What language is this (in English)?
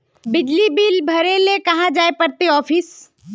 Magahi